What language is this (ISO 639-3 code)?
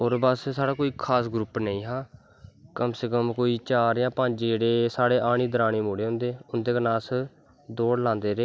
doi